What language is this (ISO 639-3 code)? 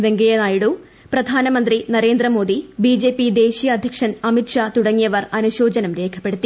mal